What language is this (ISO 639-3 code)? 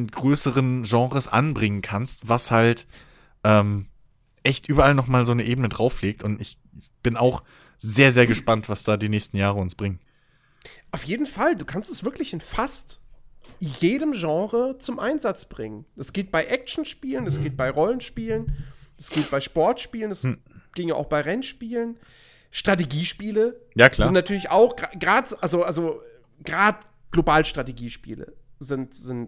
deu